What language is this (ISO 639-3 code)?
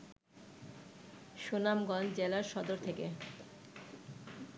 ben